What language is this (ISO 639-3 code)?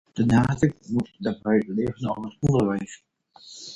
nld